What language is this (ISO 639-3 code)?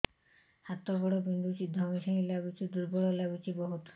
ori